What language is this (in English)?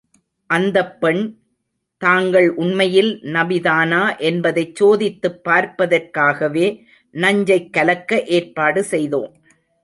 Tamil